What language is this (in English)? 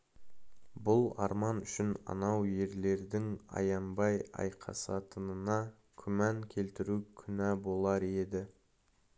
Kazakh